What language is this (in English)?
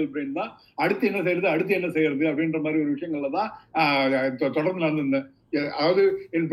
Tamil